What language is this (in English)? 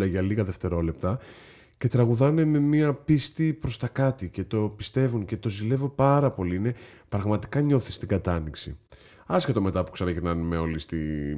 Greek